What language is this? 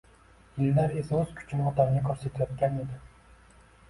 Uzbek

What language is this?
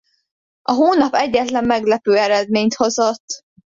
Hungarian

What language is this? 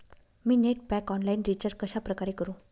Marathi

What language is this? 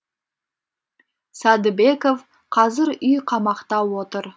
Kazakh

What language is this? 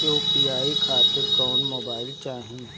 Bhojpuri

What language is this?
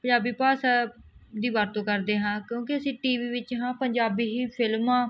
Punjabi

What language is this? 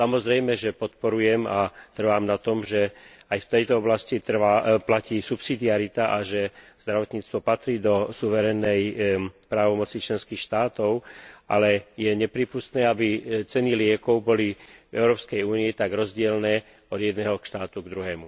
Slovak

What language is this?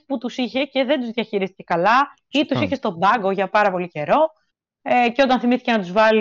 Greek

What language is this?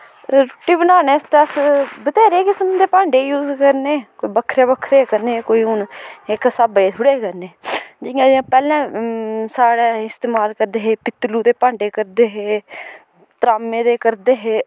Dogri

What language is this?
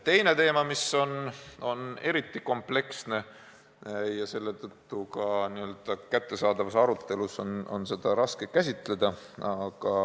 Estonian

